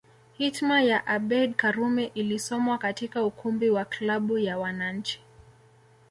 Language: Swahili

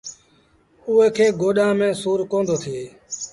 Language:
Sindhi Bhil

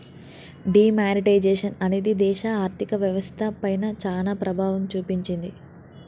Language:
Telugu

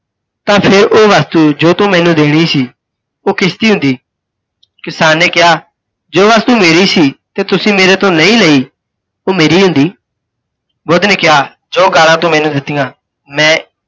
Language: Punjabi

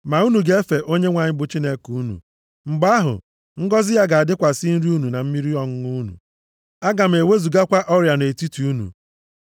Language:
Igbo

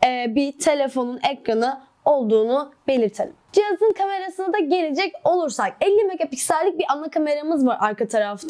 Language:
Turkish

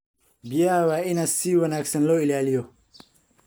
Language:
Somali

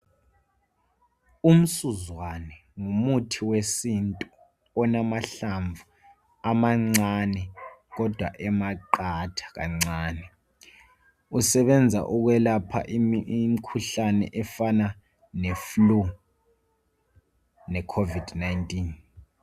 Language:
North Ndebele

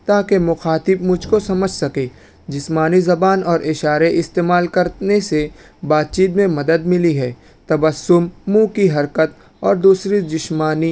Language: Urdu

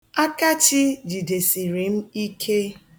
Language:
Igbo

